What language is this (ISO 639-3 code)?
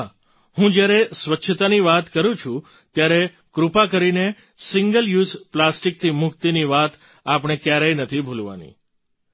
guj